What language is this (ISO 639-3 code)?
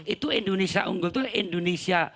ind